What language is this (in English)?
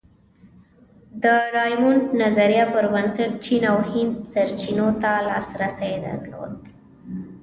Pashto